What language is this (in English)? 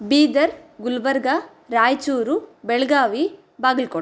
Sanskrit